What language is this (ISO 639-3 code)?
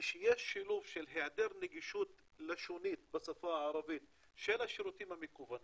heb